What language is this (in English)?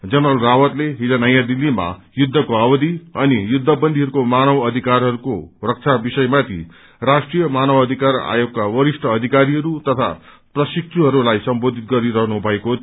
Nepali